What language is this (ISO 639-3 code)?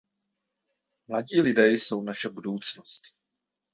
ces